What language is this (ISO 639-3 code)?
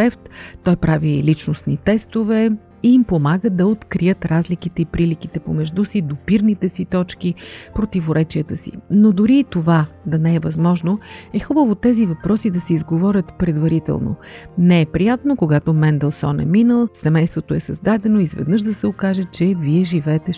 bul